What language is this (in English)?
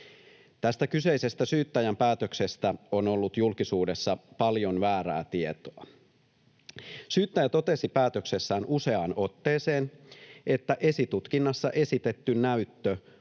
Finnish